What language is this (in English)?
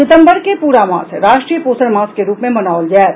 Maithili